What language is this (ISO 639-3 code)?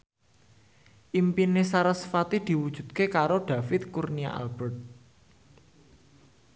jav